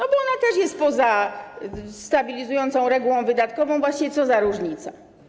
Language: Polish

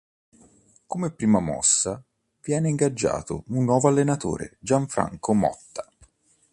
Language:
Italian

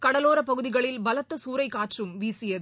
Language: Tamil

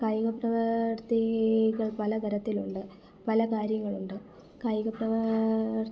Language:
Malayalam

